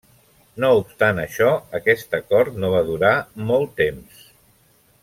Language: Catalan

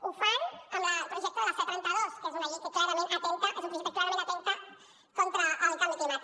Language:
Catalan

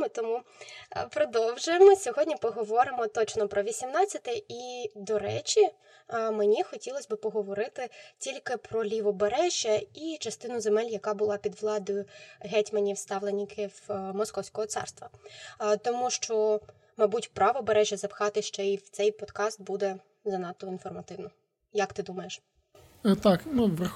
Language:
Ukrainian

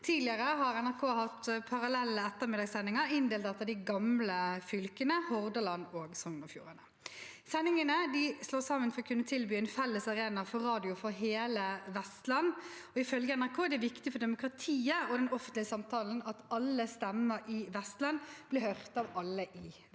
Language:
Norwegian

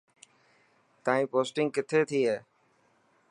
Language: Dhatki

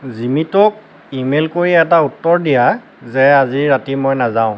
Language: Assamese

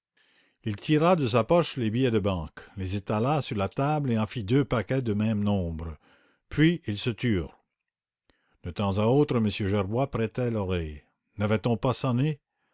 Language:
French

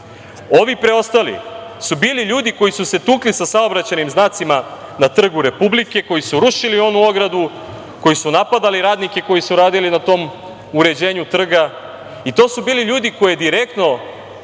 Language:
Serbian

